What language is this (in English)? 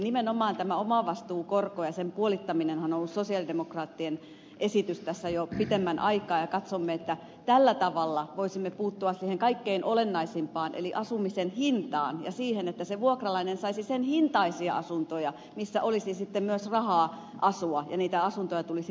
Finnish